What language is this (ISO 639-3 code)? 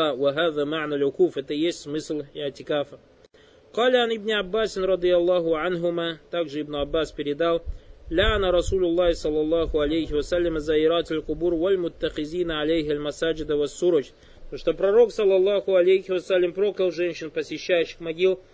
rus